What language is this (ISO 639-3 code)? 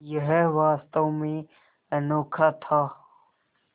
hin